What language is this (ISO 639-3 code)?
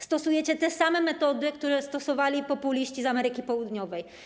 pol